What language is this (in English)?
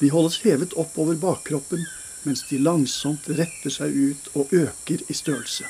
Norwegian